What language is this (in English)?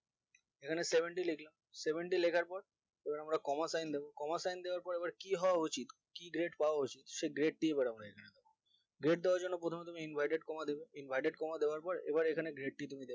Bangla